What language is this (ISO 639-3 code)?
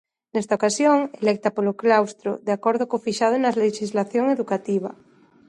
glg